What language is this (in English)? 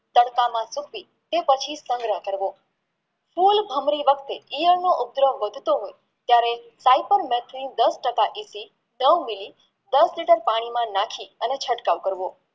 Gujarati